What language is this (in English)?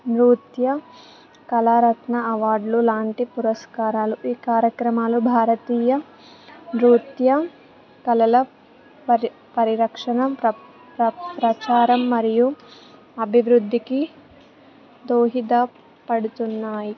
Telugu